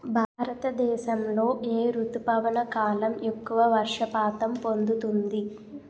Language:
Telugu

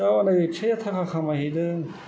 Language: Bodo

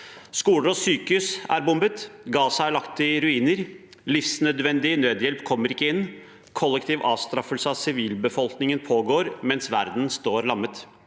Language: Norwegian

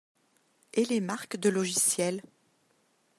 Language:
French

